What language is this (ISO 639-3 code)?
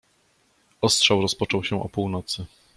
pol